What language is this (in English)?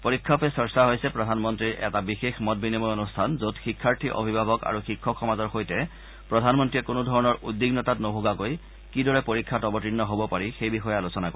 Assamese